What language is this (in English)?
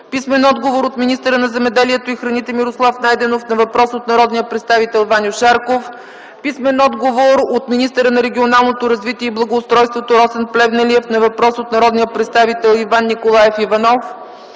Bulgarian